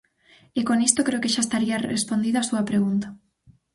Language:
Galician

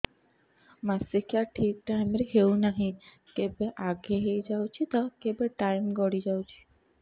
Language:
Odia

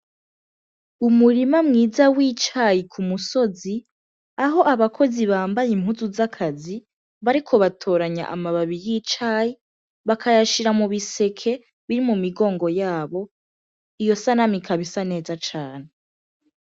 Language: Rundi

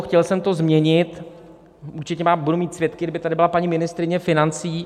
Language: Czech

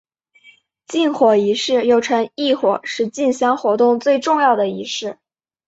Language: Chinese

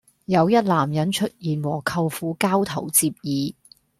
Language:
Cantonese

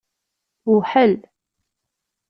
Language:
Kabyle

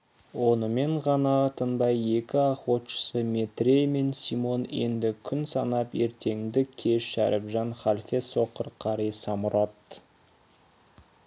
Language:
Kazakh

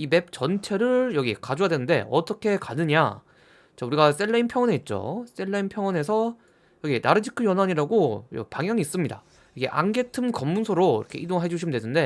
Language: Korean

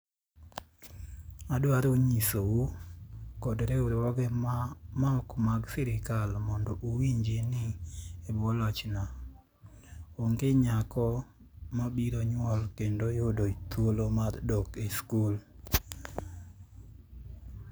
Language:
Luo (Kenya and Tanzania)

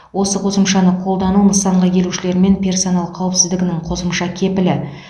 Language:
Kazakh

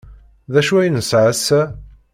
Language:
Kabyle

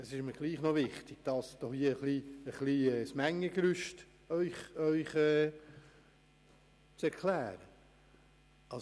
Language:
Swiss German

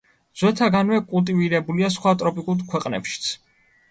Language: Georgian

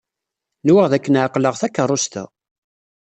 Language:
Kabyle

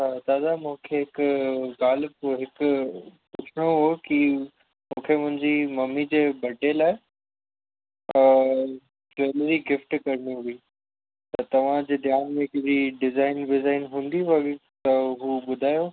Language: Sindhi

